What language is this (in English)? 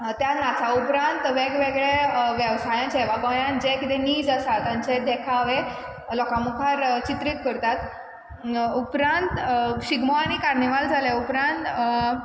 Konkani